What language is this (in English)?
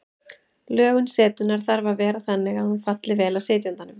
Icelandic